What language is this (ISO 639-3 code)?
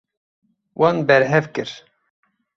kur